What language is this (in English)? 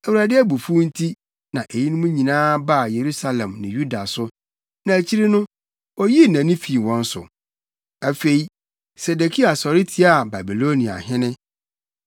Akan